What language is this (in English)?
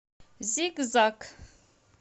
Russian